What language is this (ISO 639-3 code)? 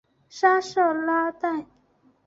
zho